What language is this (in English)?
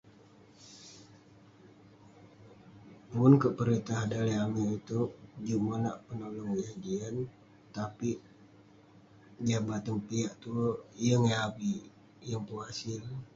Western Penan